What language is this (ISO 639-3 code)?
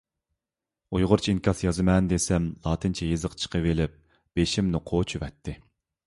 uig